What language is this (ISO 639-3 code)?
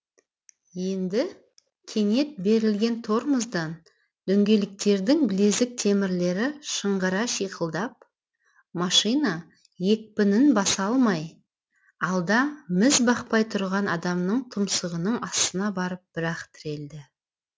kaz